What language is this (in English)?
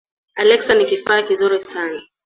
Swahili